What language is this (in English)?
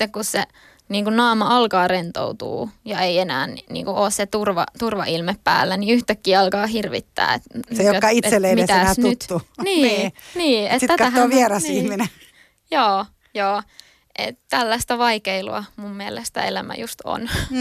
Finnish